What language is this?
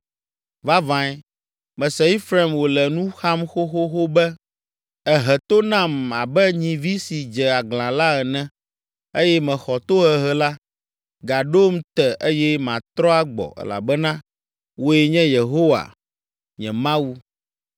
Ewe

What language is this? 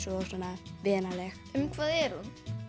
Icelandic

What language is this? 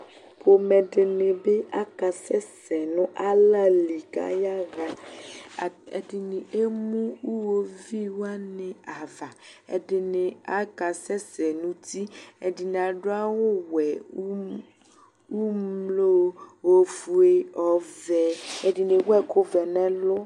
Ikposo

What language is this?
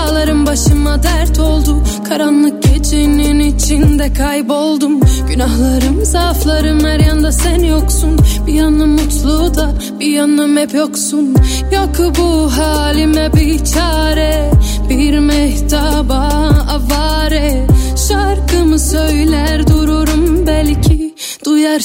Turkish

